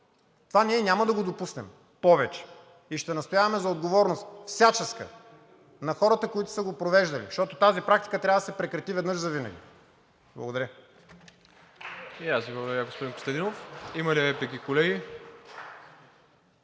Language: Bulgarian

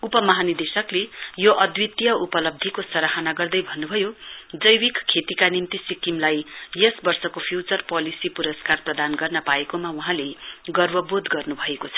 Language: Nepali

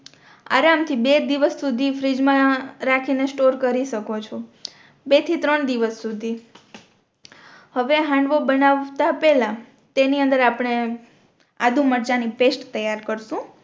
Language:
Gujarati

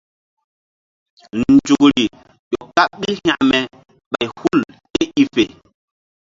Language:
Mbum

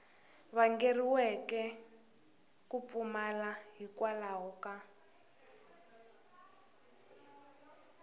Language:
Tsonga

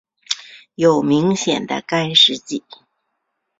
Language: Chinese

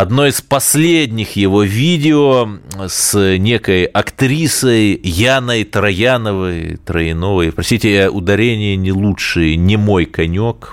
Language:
Russian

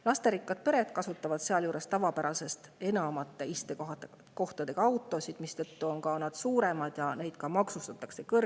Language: Estonian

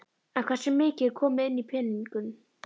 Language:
Icelandic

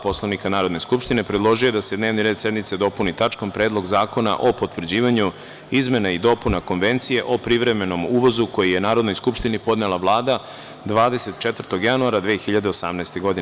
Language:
Serbian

